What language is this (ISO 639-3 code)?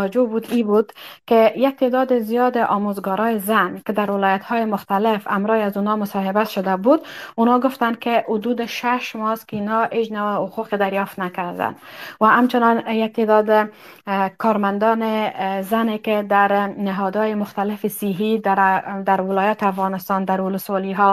fas